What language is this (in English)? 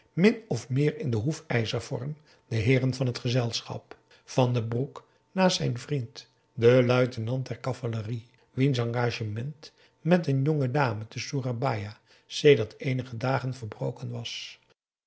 Dutch